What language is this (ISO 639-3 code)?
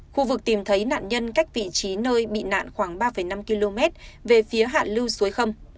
vie